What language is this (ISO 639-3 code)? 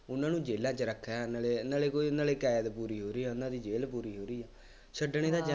pan